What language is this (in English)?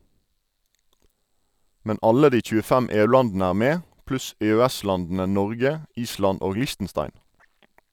Norwegian